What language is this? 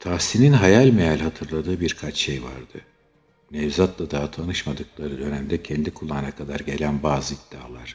Turkish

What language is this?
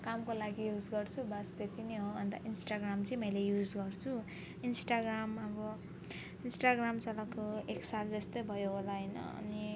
Nepali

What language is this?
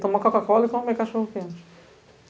Portuguese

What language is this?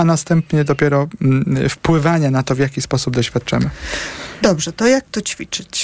Polish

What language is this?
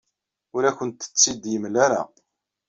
Kabyle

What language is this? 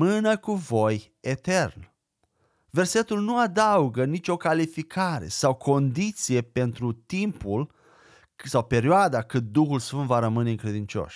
Romanian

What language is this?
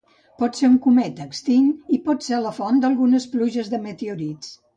Catalan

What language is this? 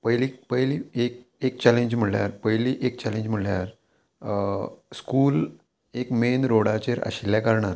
Konkani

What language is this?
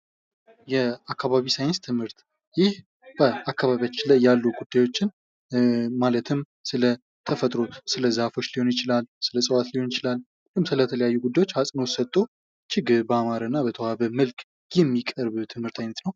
Amharic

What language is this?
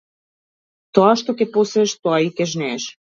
Macedonian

